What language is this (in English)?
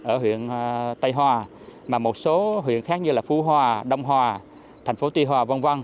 Vietnamese